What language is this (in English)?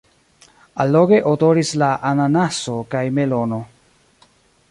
Esperanto